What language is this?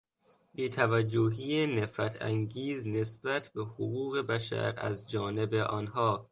Persian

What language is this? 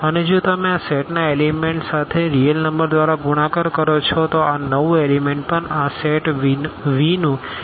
Gujarati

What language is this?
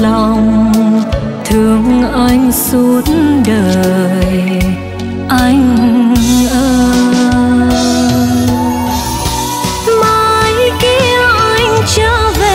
Vietnamese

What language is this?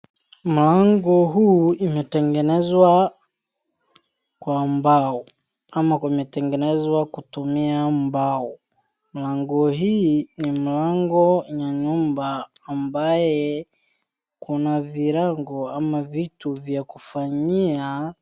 Swahili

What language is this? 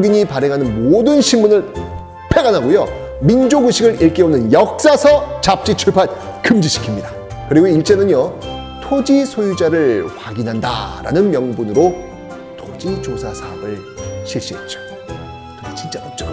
Korean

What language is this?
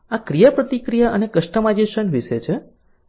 Gujarati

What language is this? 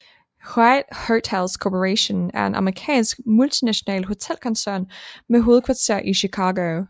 Danish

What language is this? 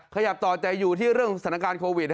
Thai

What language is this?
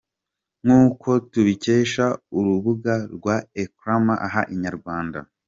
Kinyarwanda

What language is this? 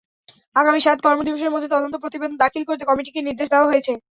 Bangla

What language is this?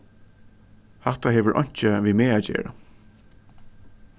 Faroese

